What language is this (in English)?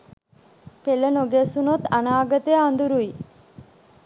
Sinhala